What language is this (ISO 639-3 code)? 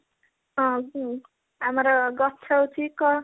ori